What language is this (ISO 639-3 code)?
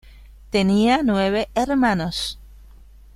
spa